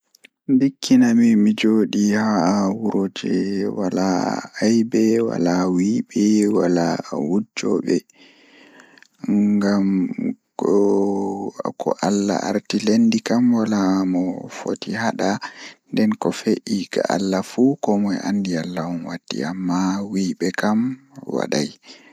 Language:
Fula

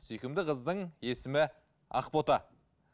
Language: Kazakh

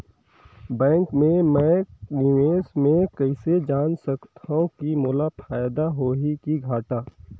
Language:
Chhattisgarhi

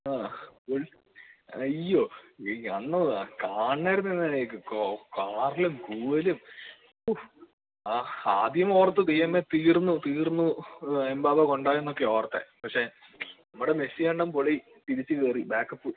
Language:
Malayalam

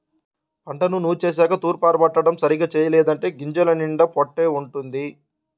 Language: Telugu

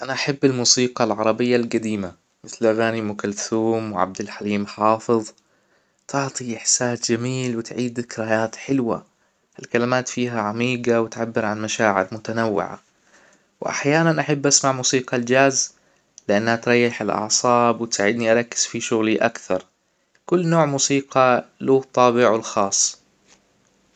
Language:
Hijazi Arabic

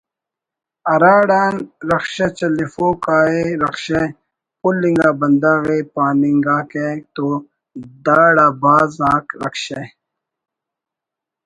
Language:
Brahui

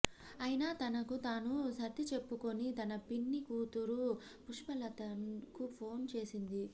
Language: Telugu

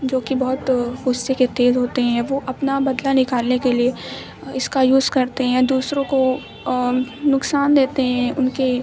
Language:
Urdu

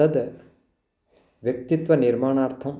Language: Sanskrit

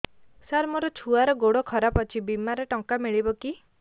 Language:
Odia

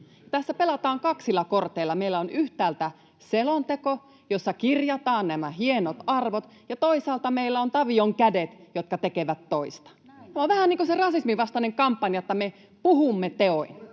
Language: Finnish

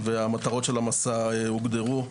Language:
Hebrew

